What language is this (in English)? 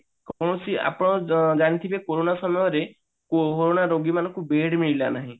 Odia